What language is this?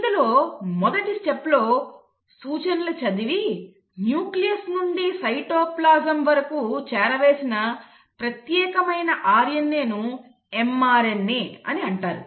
Telugu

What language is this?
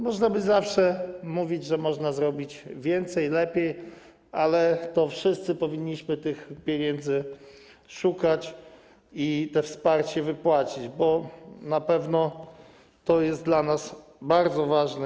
Polish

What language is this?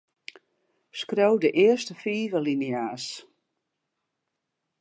Western Frisian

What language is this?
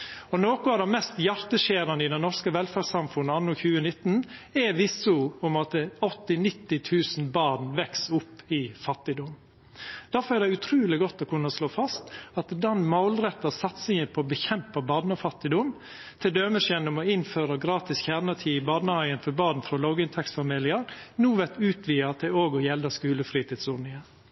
Norwegian Nynorsk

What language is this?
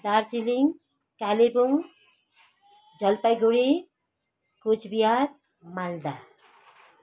Nepali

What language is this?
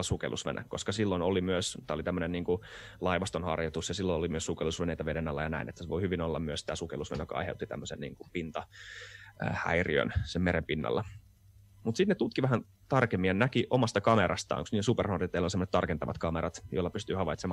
Finnish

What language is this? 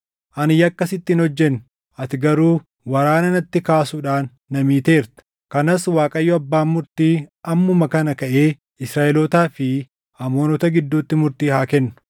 Oromo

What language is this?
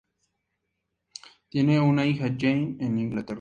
Spanish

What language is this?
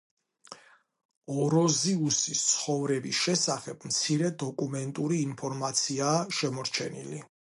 Georgian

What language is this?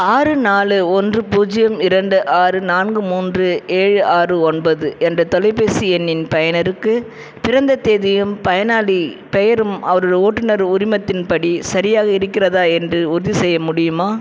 Tamil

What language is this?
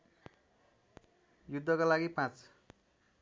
Nepali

